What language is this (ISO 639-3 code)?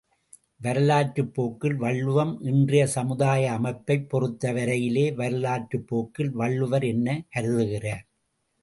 tam